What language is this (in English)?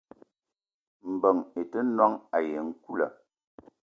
Eton (Cameroon)